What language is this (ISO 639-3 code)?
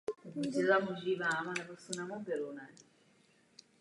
ces